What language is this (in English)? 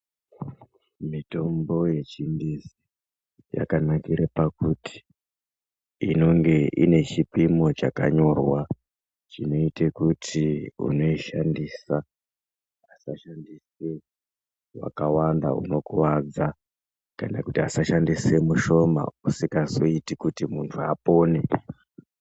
Ndau